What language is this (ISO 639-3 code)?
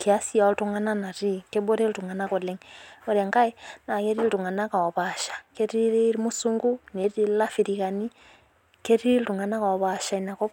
mas